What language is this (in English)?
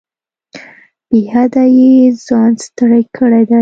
Pashto